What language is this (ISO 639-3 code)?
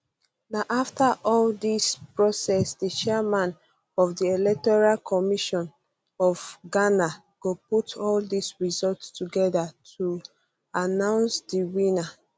pcm